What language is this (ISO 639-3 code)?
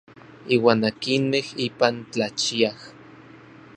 nlv